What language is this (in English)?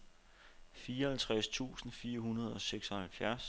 Danish